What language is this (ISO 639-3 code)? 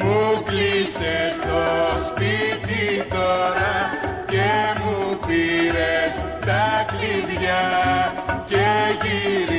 ell